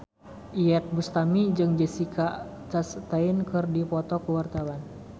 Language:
Sundanese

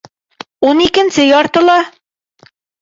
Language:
Bashkir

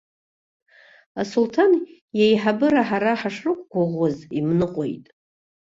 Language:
Abkhazian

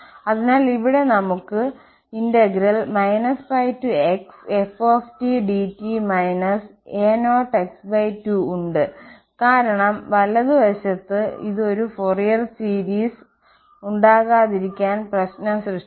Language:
Malayalam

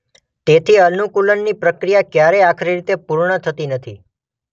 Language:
Gujarati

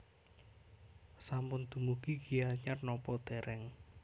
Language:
Javanese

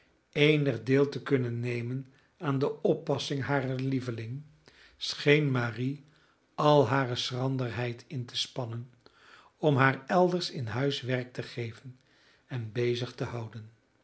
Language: Dutch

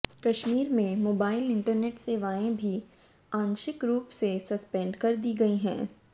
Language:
Hindi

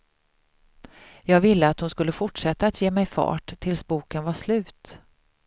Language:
Swedish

